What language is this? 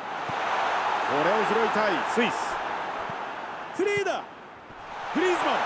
Japanese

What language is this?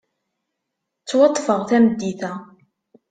Kabyle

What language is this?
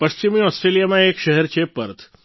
Gujarati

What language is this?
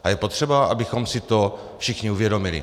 Czech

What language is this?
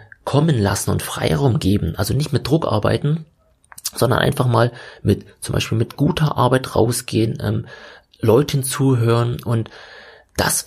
German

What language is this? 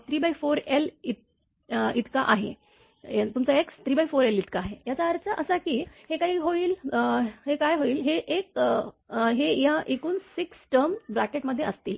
Marathi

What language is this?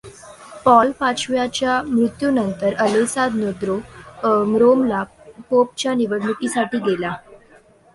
Marathi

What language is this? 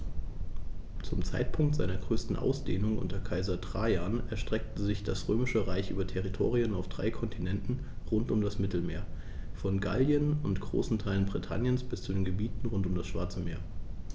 German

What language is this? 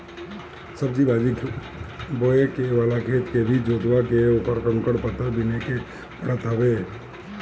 Bhojpuri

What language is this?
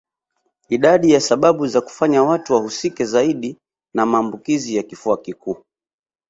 Swahili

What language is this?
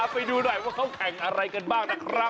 Thai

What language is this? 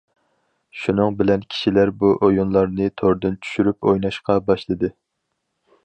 Uyghur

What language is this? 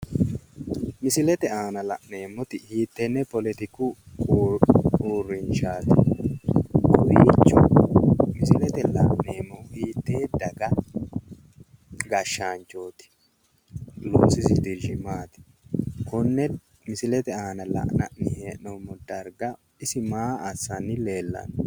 Sidamo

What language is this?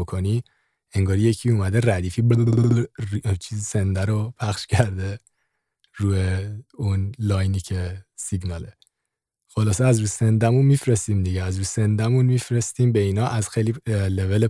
Persian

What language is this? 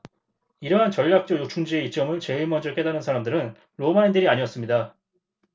Korean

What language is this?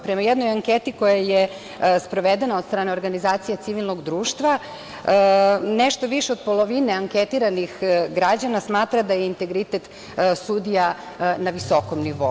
Serbian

